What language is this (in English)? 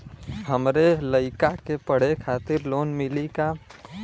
Bhojpuri